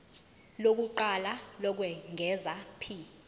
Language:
Zulu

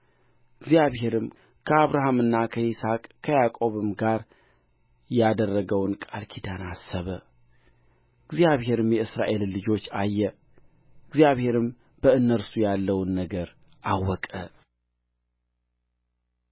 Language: Amharic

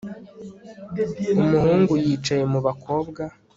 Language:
Kinyarwanda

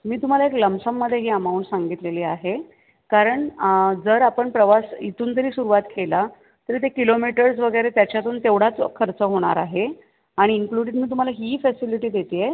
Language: Marathi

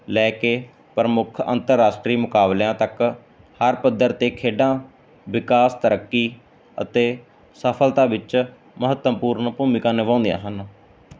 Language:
Punjabi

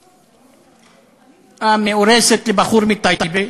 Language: Hebrew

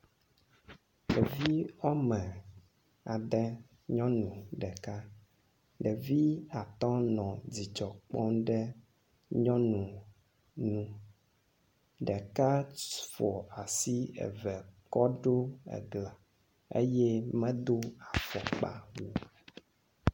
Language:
Ewe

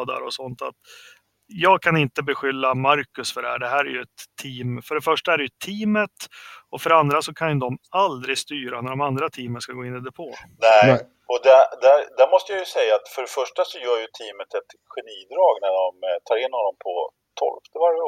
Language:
Swedish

